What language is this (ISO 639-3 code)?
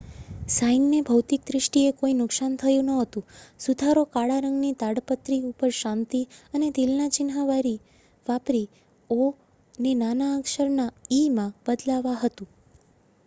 guj